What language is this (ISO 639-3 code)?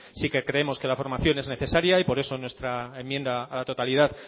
spa